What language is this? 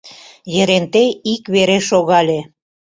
Mari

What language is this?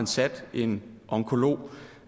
Danish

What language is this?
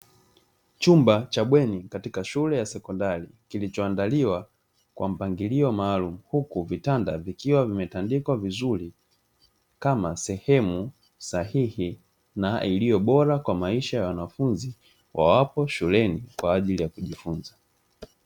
Swahili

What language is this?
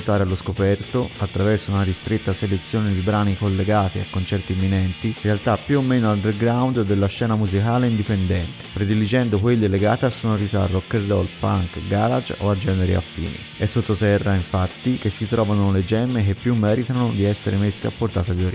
Italian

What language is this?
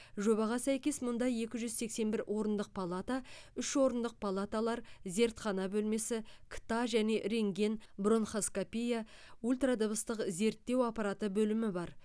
Kazakh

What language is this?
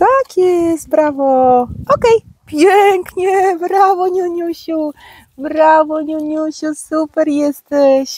Polish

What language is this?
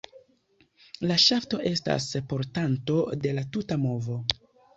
Esperanto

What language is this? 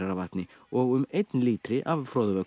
Icelandic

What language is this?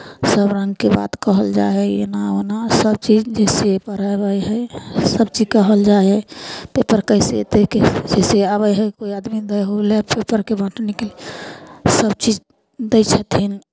Maithili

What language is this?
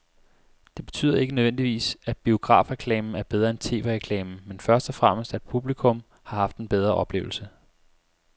Danish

